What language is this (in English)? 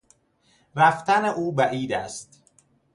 Persian